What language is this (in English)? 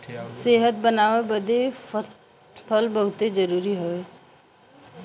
Bhojpuri